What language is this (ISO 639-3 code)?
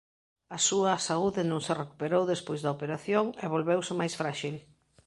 glg